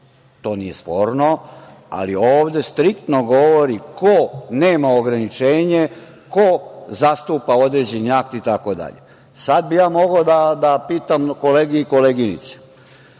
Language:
Serbian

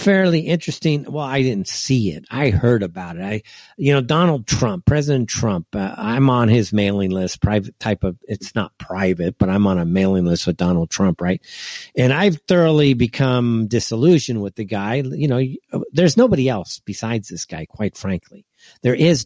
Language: English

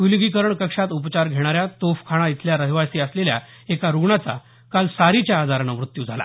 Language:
Marathi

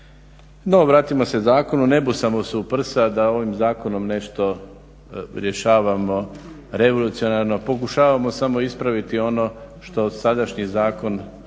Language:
Croatian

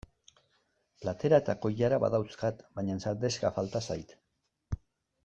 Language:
Basque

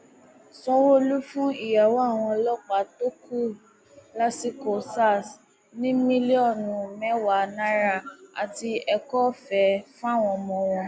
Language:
Yoruba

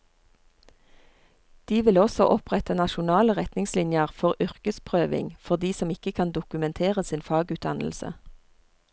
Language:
Norwegian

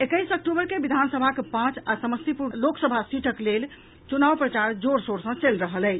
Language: Maithili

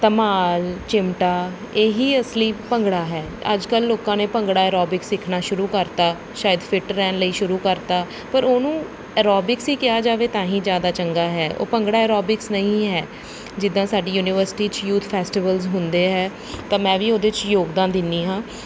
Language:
Punjabi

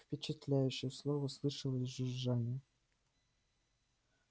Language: Russian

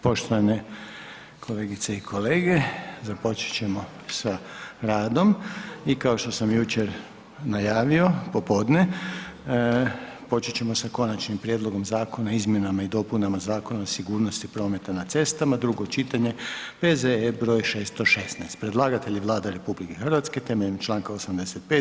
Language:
Croatian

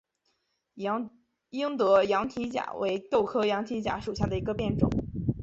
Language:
Chinese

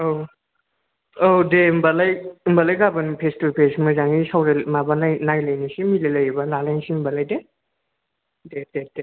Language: Bodo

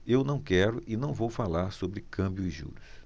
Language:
Portuguese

